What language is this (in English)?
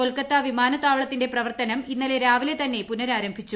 Malayalam